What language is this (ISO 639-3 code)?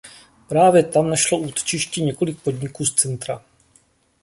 ces